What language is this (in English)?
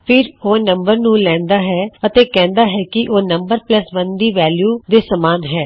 Punjabi